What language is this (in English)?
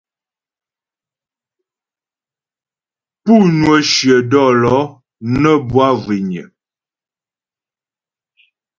Ghomala